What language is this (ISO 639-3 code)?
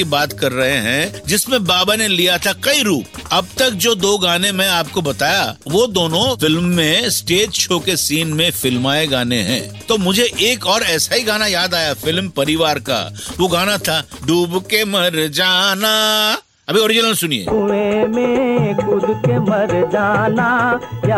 hin